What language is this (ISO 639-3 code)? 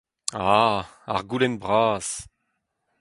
bre